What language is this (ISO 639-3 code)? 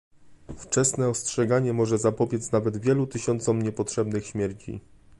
pol